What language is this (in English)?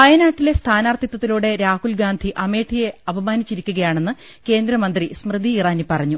Malayalam